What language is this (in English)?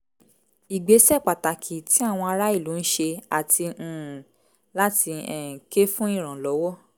Yoruba